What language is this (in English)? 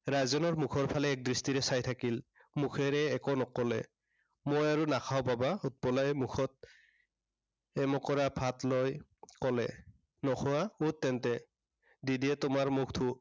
Assamese